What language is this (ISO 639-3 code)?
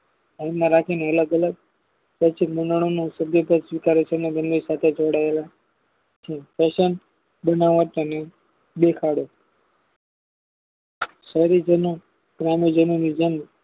guj